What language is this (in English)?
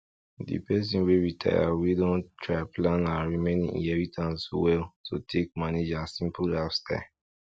Nigerian Pidgin